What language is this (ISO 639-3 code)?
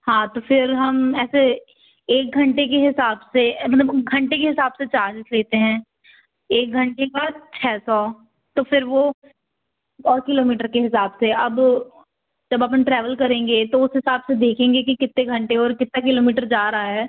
hin